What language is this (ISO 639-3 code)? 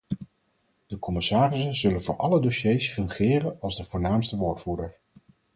nld